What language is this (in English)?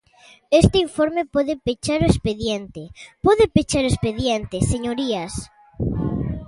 Galician